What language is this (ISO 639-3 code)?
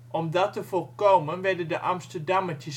nld